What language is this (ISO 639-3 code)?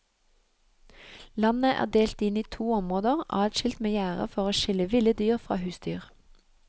nor